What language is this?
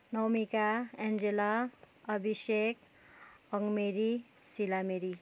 Nepali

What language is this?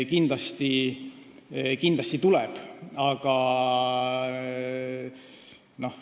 Estonian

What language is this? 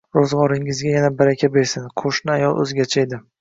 Uzbek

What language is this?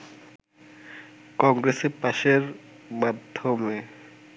Bangla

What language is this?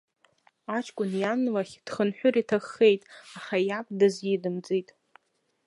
Abkhazian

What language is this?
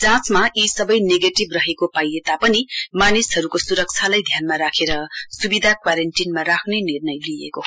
Nepali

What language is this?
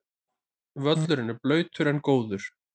Icelandic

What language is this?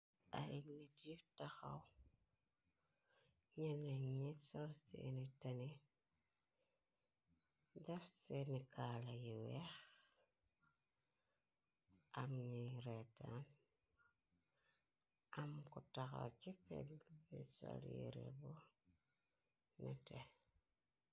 Wolof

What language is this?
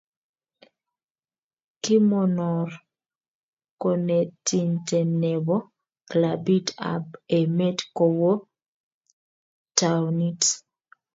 Kalenjin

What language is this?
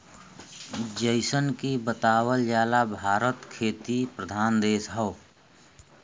Bhojpuri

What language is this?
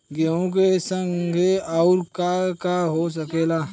Bhojpuri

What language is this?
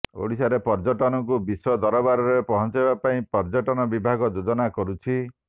Odia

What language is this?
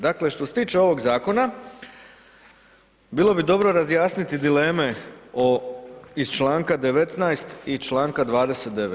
Croatian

